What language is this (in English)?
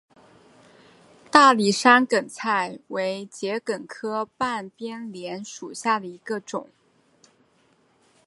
Chinese